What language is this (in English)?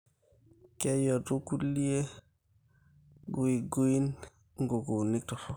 Masai